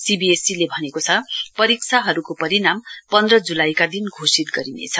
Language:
Nepali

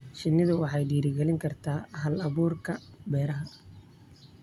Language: Somali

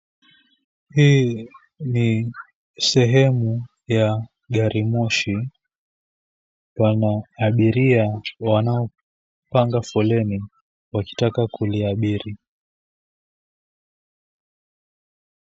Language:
Swahili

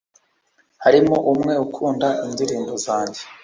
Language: Kinyarwanda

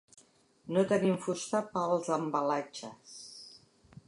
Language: Catalan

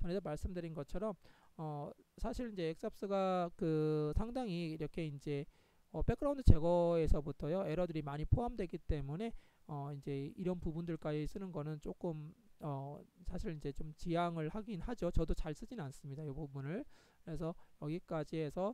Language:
Korean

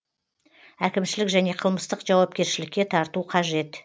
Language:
Kazakh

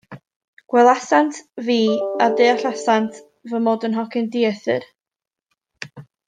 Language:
Welsh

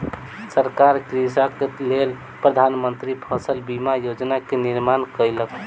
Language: Maithili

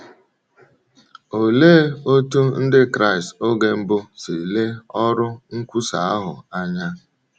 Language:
Igbo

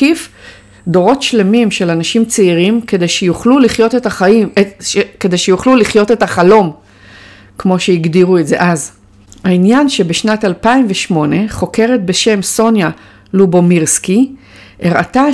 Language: Hebrew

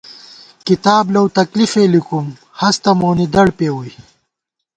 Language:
Gawar-Bati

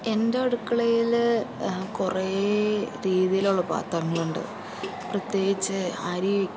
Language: Malayalam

